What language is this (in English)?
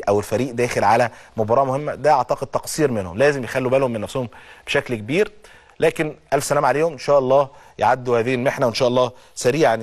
Arabic